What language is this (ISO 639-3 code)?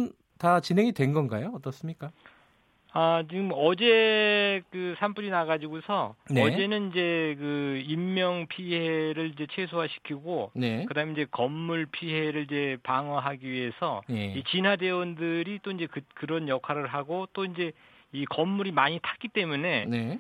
kor